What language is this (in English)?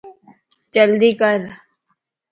Lasi